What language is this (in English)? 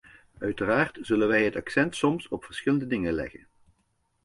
Dutch